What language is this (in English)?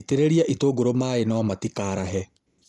Kikuyu